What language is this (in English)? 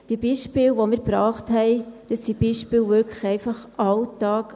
Swiss German